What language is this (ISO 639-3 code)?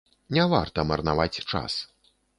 bel